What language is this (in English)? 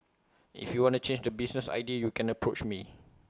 English